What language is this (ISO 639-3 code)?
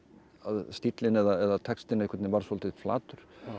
isl